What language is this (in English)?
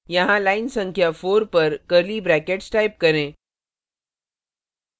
Hindi